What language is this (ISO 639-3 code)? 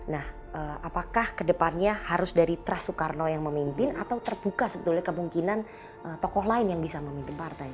ind